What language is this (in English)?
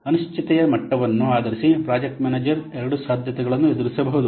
Kannada